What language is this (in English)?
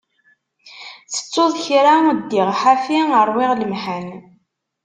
Kabyle